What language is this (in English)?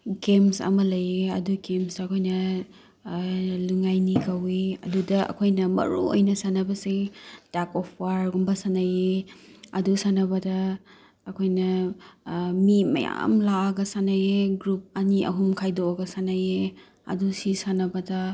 Manipuri